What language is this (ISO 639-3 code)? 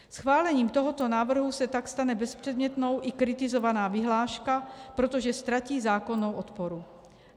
ces